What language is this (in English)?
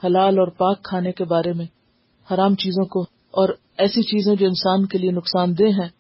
Urdu